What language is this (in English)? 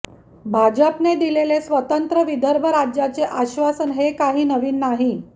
Marathi